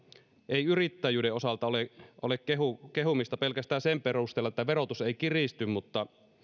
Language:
Finnish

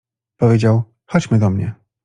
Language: Polish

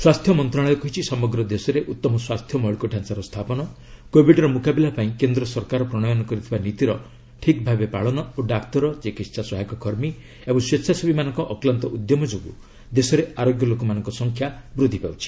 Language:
Odia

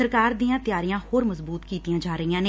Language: Punjabi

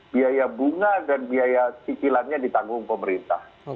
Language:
Indonesian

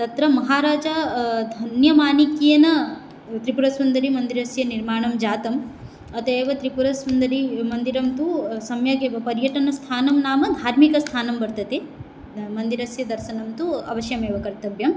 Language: Sanskrit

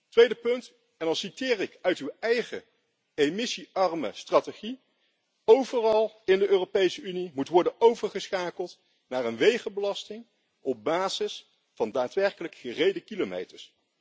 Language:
Dutch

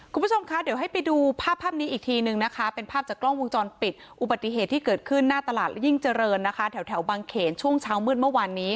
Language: Thai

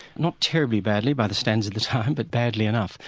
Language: English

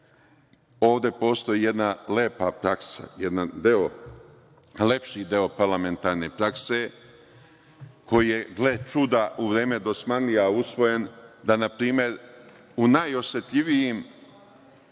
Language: Serbian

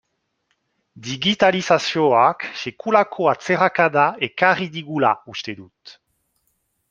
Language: Basque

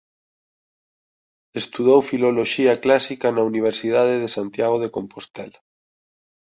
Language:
Galician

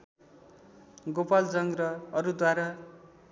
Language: Nepali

